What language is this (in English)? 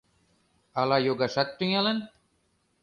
Mari